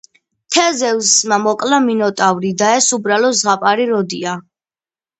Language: Georgian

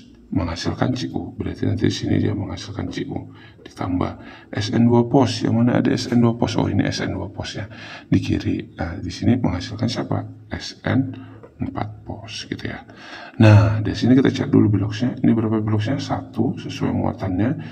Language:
Indonesian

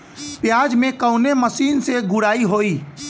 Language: Bhojpuri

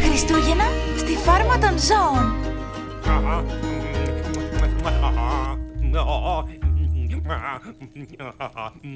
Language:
Greek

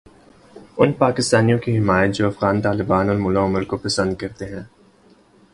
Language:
Urdu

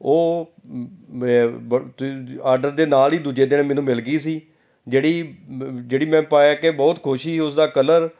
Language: Punjabi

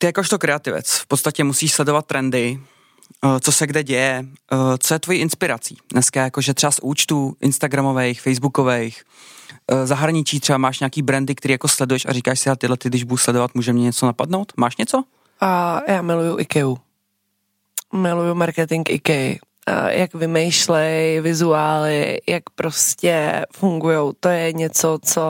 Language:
Czech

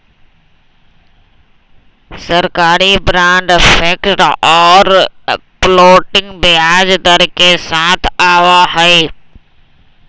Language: Magahi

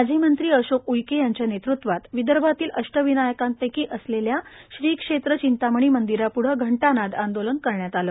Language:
Marathi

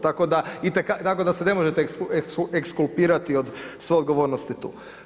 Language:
Croatian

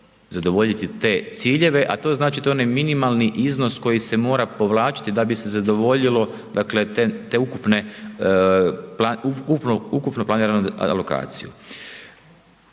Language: Croatian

